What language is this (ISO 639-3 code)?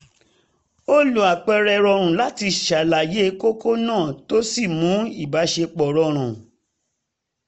yor